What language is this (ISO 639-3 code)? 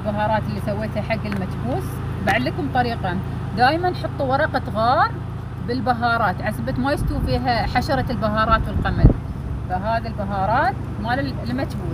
ara